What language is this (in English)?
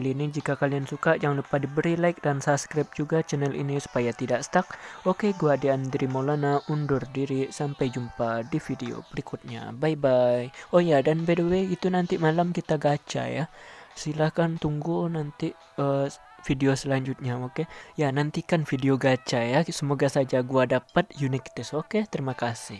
Indonesian